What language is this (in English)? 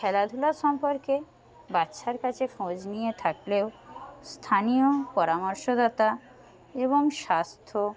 Bangla